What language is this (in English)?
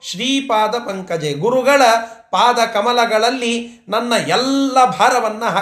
Kannada